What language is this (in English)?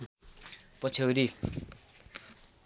Nepali